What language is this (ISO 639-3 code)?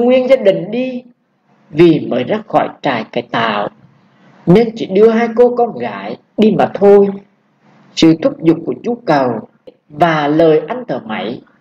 vie